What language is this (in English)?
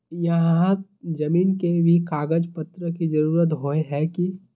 Magahi